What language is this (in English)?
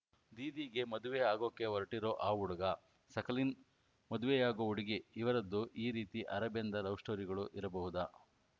Kannada